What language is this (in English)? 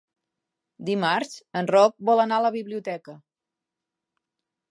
Catalan